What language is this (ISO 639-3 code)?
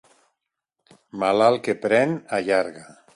cat